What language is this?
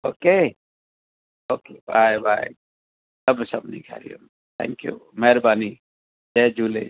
Sindhi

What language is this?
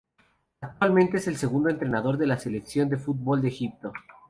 Spanish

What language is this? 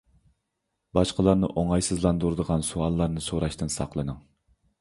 Uyghur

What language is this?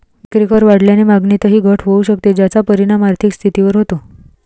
Marathi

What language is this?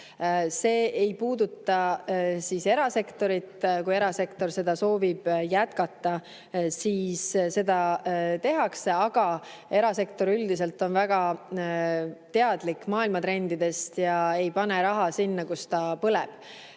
Estonian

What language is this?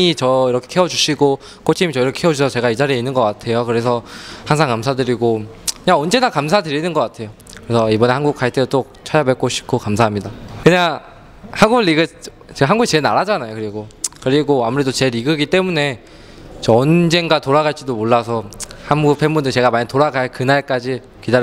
Korean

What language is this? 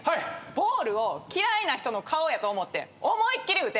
Japanese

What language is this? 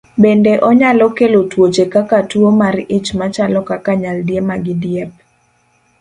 Luo (Kenya and Tanzania)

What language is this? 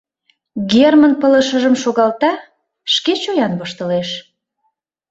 Mari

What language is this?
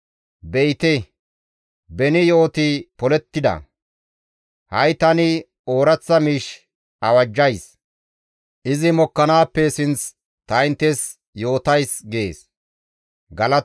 Gamo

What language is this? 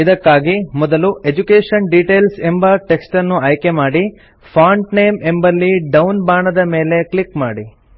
Kannada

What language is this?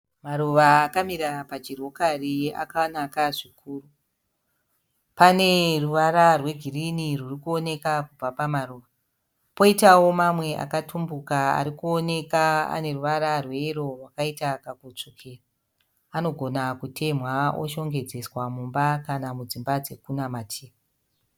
Shona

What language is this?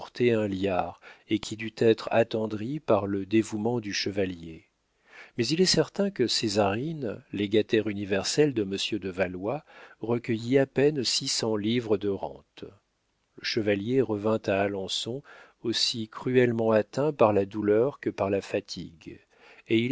French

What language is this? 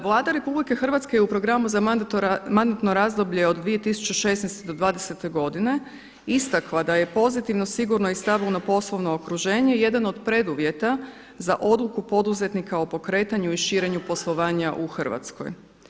Croatian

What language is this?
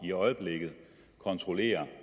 Danish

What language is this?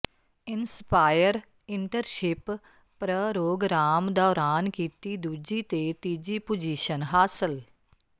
Punjabi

